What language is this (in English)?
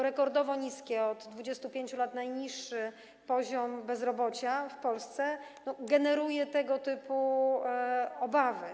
Polish